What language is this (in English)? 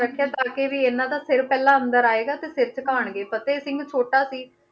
Punjabi